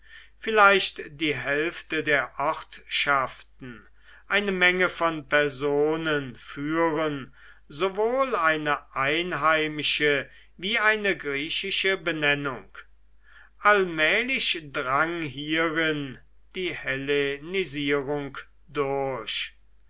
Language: German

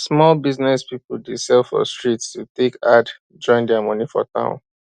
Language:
Nigerian Pidgin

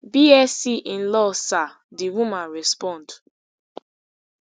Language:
Nigerian Pidgin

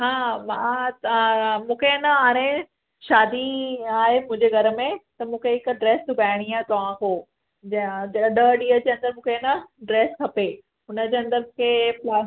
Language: Sindhi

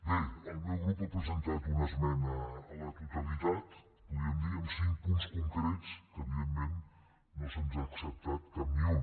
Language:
Catalan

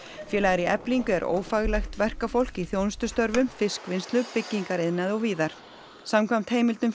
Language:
Icelandic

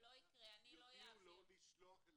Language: Hebrew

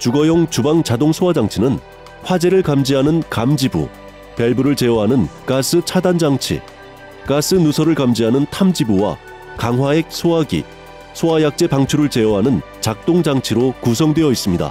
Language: Korean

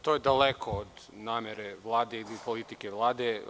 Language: Serbian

